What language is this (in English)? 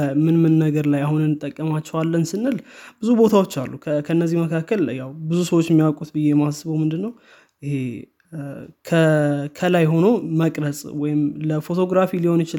Amharic